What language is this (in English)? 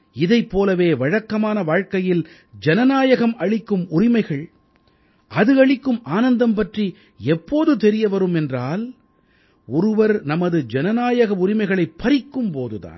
Tamil